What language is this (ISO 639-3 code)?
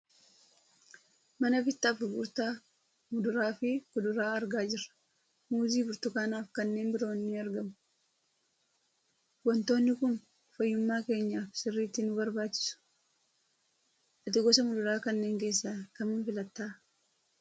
orm